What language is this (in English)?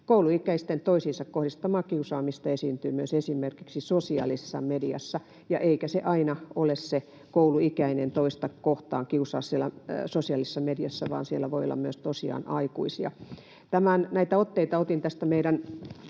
Finnish